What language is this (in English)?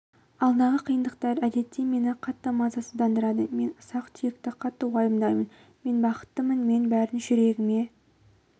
Kazakh